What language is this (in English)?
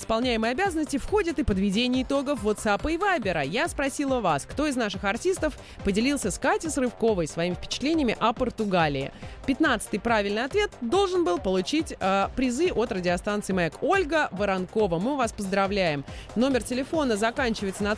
Russian